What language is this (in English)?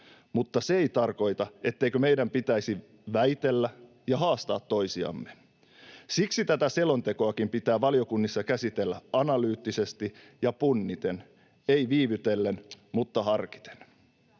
Finnish